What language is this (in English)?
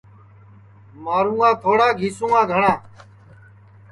Sansi